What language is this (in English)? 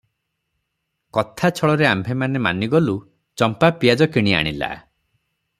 Odia